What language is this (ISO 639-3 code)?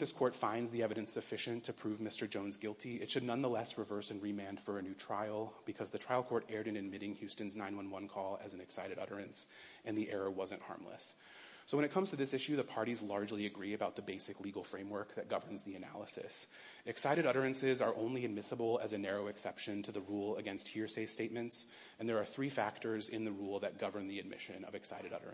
eng